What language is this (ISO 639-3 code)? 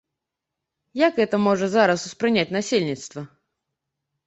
bel